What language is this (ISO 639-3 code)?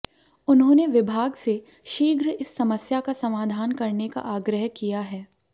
hin